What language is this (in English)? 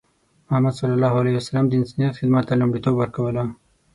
Pashto